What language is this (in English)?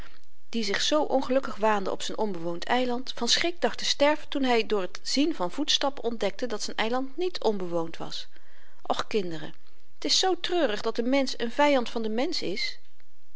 Dutch